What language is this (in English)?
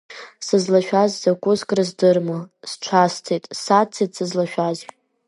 Abkhazian